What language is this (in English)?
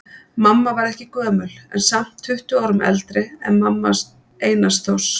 Icelandic